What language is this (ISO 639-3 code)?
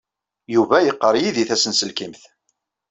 kab